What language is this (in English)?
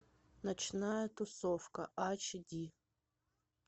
Russian